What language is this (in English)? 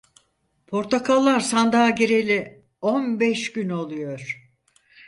Turkish